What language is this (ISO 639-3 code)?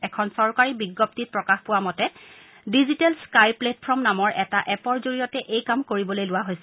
asm